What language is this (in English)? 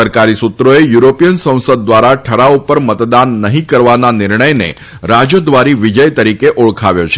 Gujarati